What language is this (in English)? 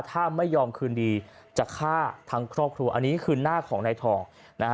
Thai